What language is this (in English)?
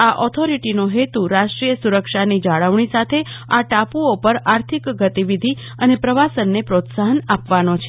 Gujarati